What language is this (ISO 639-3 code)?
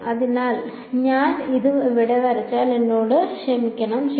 mal